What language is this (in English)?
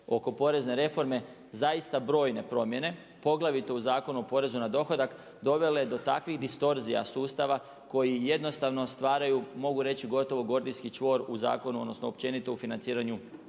Croatian